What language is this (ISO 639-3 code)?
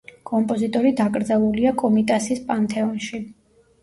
kat